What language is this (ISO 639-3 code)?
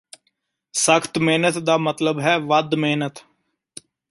pan